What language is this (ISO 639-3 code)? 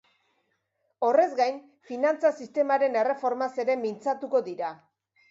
eus